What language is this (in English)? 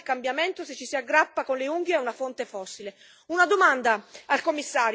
Italian